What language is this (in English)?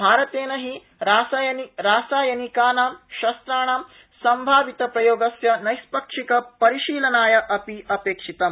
Sanskrit